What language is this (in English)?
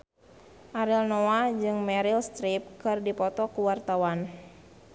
Sundanese